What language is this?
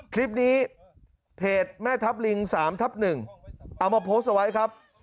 Thai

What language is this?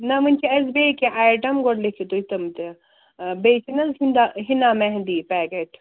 Kashmiri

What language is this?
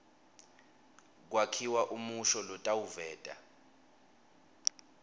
Swati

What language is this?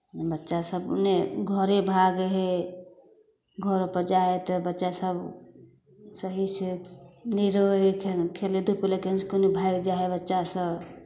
Maithili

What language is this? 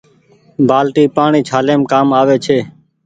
Goaria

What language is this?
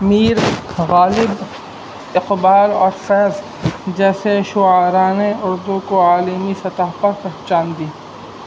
Urdu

